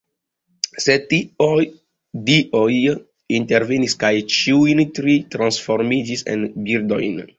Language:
Esperanto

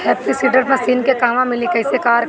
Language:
Bhojpuri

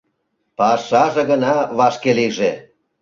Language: Mari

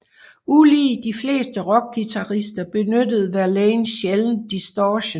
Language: Danish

